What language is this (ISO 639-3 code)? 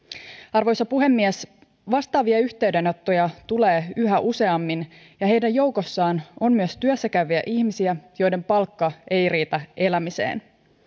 fin